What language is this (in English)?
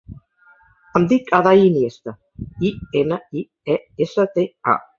Catalan